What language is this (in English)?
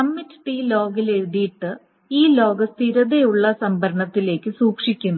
Malayalam